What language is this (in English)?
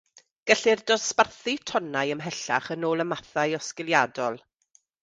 Welsh